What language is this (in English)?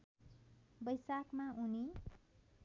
Nepali